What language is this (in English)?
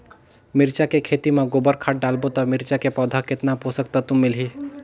Chhattisgarhi